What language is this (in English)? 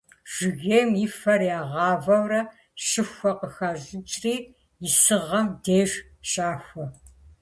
Kabardian